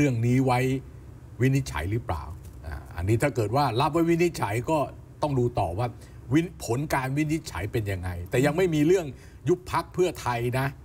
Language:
Thai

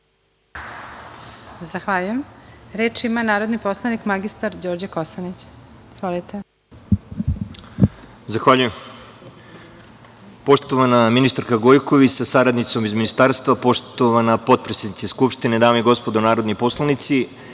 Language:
Serbian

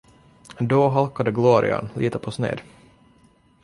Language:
Swedish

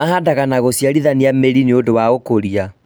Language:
Kikuyu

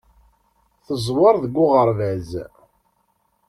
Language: Kabyle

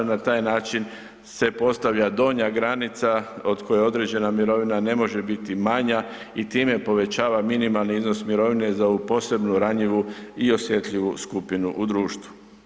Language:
Croatian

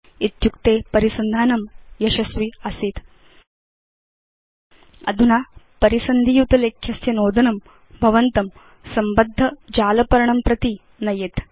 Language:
Sanskrit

